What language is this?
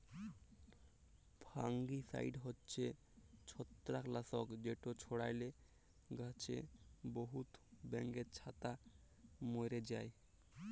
Bangla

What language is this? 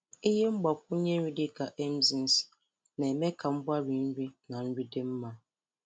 Igbo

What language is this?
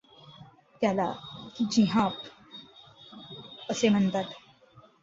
Marathi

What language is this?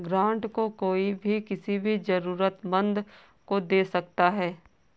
Hindi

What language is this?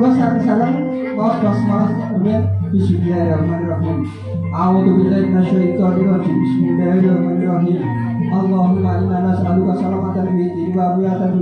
Indonesian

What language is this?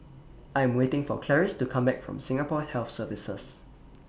English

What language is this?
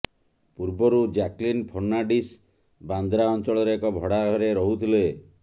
Odia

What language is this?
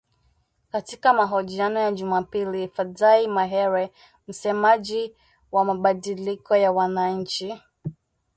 Swahili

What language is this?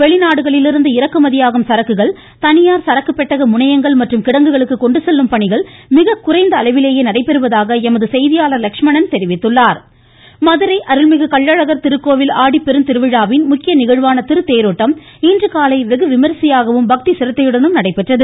Tamil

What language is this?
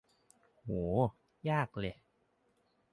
Thai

